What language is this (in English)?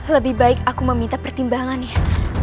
Indonesian